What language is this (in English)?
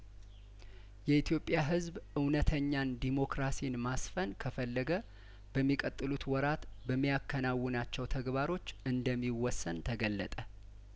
Amharic